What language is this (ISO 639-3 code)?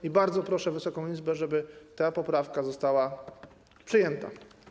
pol